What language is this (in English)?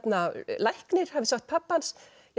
Icelandic